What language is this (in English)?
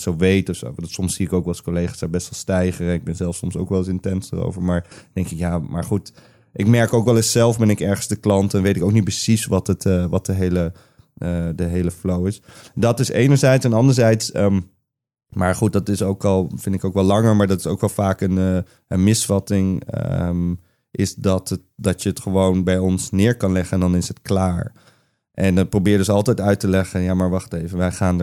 Dutch